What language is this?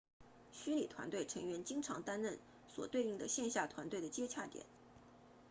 Chinese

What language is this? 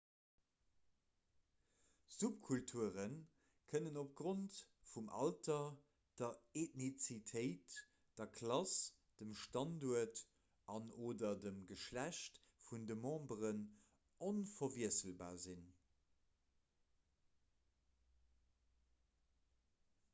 Luxembourgish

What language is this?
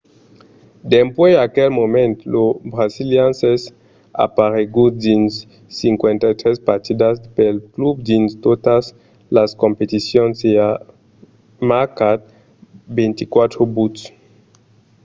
Occitan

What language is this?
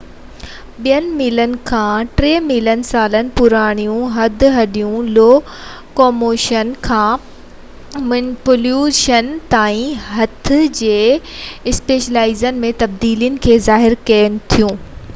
Sindhi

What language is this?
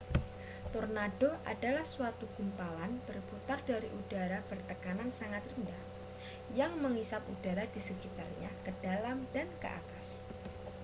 Indonesian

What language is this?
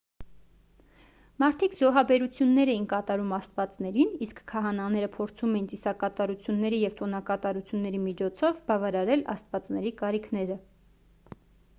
Armenian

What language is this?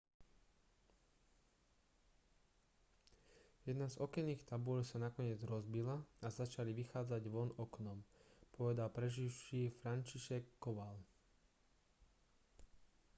Slovak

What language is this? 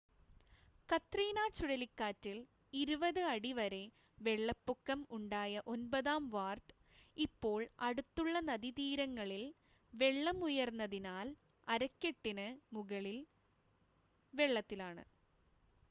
Malayalam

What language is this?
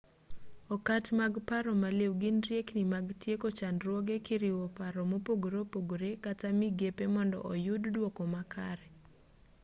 Luo (Kenya and Tanzania)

